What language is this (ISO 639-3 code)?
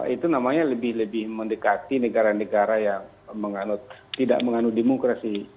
ind